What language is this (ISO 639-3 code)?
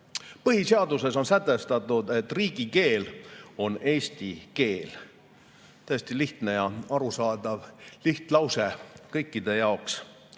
est